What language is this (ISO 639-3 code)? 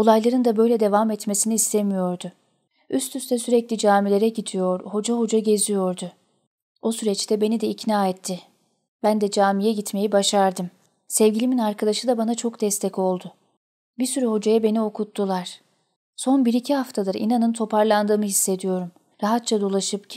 tur